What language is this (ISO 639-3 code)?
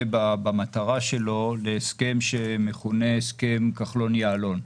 heb